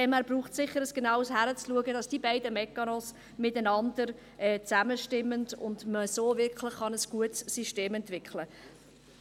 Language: Swiss German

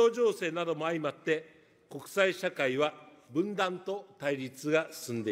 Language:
Japanese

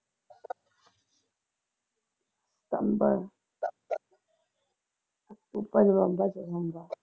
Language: Punjabi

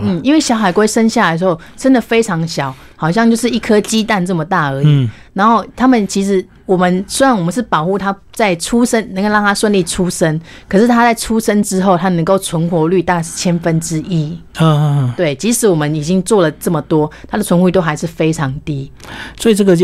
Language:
Chinese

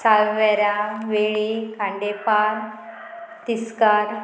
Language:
Konkani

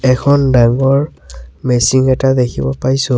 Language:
Assamese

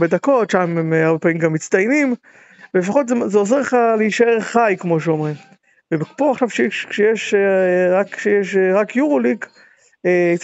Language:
Hebrew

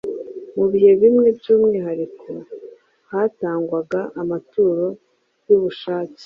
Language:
Kinyarwanda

